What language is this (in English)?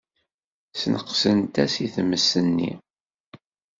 Kabyle